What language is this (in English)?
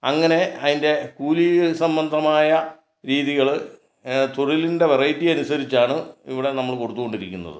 Malayalam